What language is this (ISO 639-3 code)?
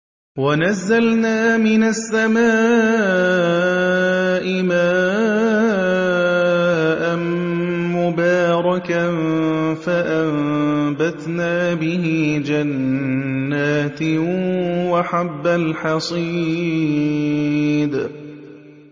ara